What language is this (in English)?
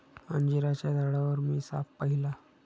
Marathi